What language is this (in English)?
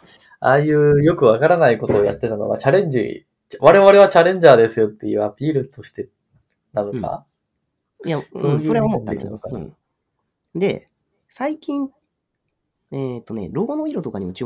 Japanese